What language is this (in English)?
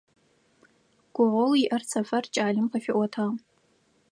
Adyghe